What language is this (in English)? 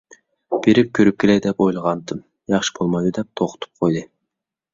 Uyghur